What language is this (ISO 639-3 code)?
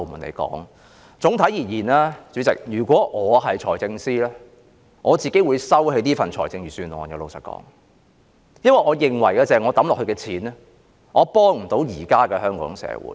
yue